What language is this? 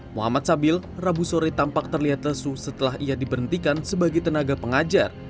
Indonesian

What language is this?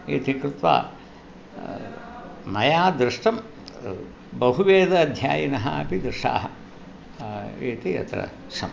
Sanskrit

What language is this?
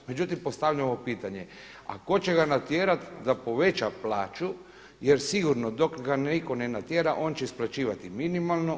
Croatian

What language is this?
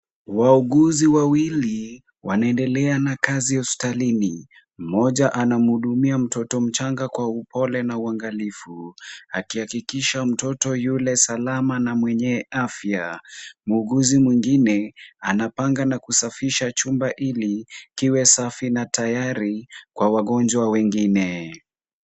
Swahili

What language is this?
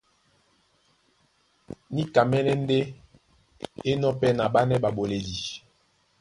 Duala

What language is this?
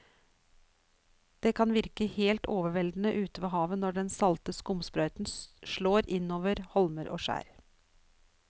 Norwegian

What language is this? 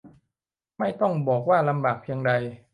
Thai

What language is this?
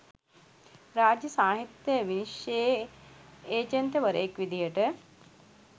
Sinhala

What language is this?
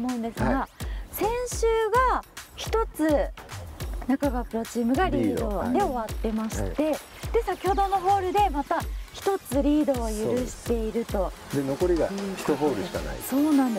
Japanese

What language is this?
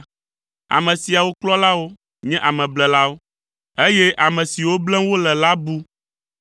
Ewe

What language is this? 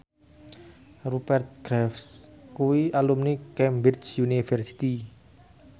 Javanese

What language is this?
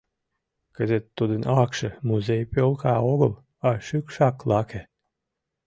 Mari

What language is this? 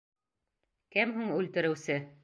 Bashkir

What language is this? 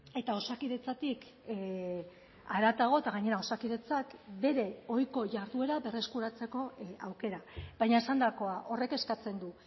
Basque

